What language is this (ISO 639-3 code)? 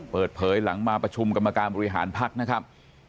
tha